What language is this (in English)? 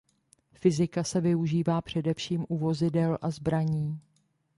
Czech